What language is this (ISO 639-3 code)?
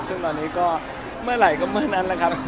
tha